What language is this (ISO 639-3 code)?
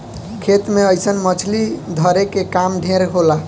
bho